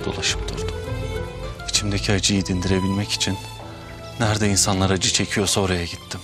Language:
Turkish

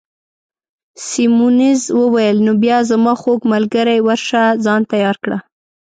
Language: Pashto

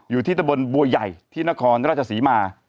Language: Thai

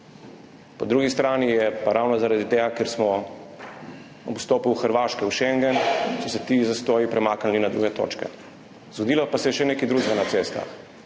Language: Slovenian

